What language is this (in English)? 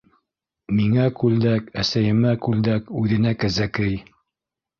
Bashkir